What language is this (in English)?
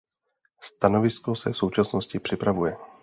Czech